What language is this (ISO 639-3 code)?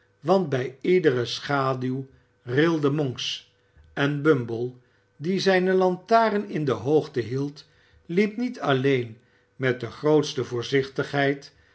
nld